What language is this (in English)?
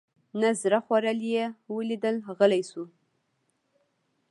Pashto